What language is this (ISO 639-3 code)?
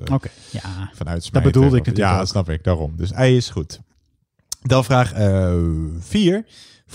nld